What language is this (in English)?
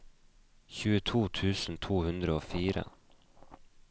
Norwegian